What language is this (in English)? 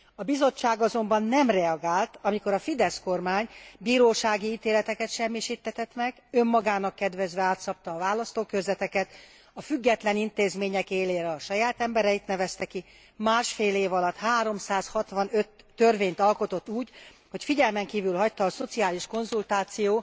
Hungarian